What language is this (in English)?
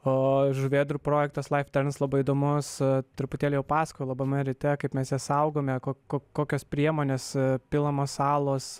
Lithuanian